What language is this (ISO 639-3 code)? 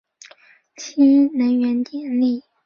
zho